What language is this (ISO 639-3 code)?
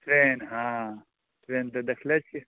mai